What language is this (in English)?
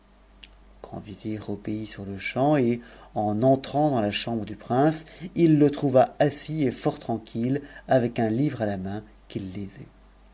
French